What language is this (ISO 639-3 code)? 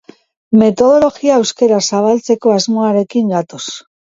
eus